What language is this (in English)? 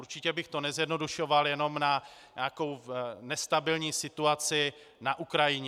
Czech